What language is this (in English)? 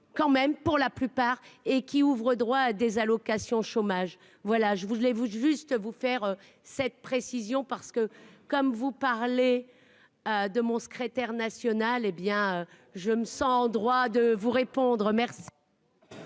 French